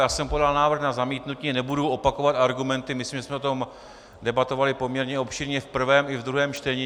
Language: Czech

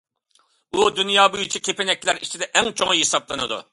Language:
Uyghur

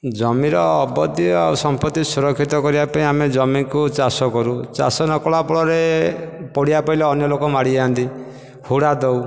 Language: Odia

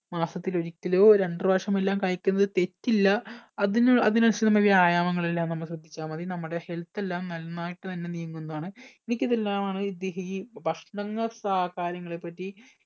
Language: Malayalam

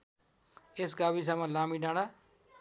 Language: Nepali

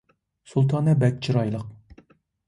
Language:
Uyghur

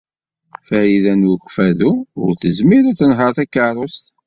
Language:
Kabyle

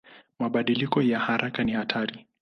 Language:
Swahili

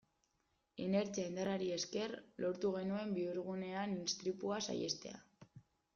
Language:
Basque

